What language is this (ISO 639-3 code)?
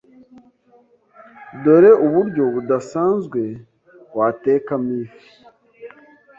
kin